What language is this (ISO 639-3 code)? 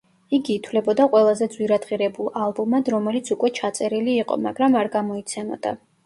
kat